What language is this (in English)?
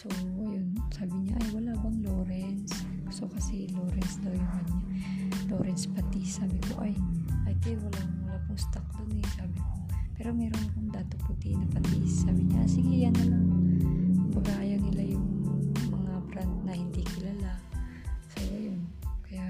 Filipino